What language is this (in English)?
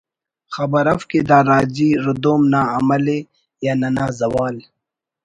Brahui